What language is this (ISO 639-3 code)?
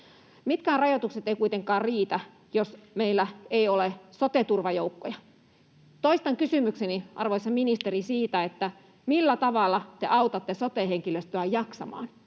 fin